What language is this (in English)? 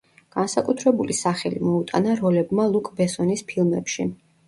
Georgian